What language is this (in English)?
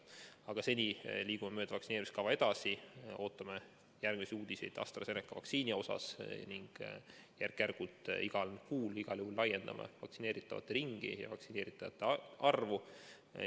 Estonian